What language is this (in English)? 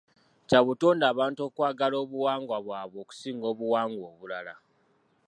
Ganda